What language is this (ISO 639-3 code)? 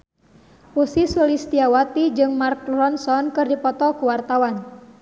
sun